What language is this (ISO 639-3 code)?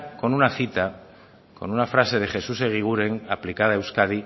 spa